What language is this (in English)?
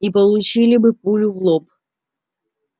Russian